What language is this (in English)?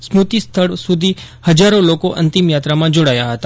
Gujarati